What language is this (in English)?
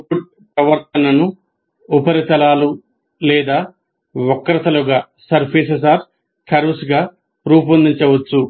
Telugu